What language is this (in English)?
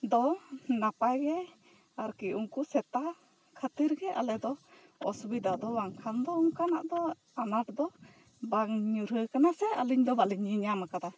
Santali